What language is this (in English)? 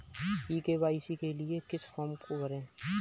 Hindi